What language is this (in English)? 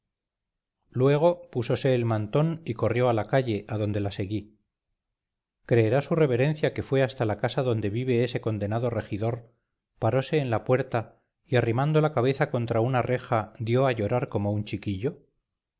Spanish